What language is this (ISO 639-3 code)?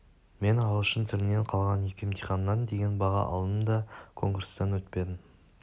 kaz